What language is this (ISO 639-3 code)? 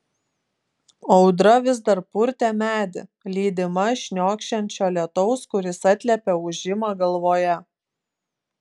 lit